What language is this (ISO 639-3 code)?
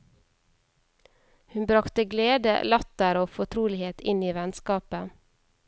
nor